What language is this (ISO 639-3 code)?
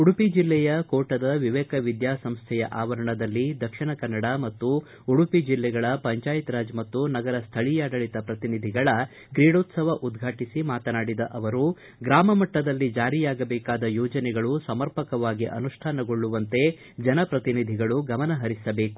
kan